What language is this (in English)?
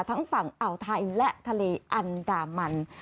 Thai